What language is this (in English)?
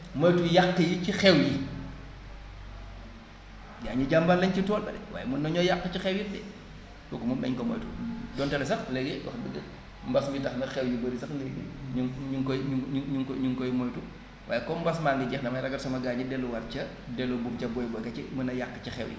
Wolof